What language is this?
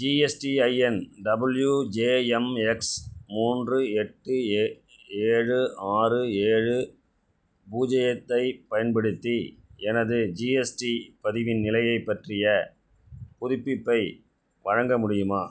Tamil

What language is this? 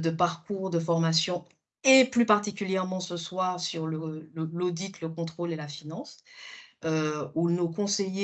French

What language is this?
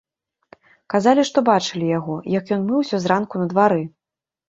Belarusian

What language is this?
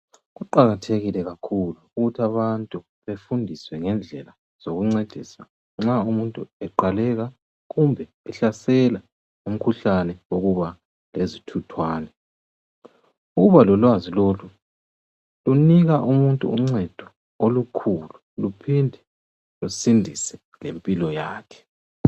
North Ndebele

